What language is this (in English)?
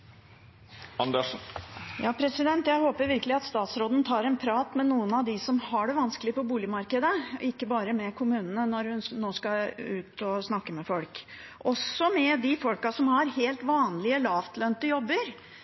Norwegian Bokmål